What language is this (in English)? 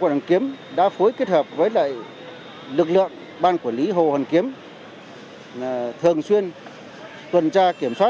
Vietnamese